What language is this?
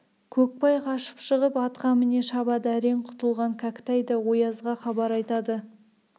Kazakh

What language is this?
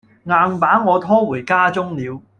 Cantonese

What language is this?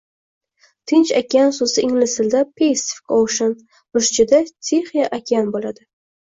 Uzbek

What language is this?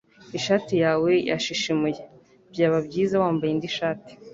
Kinyarwanda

